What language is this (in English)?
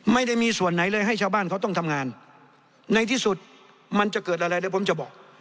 Thai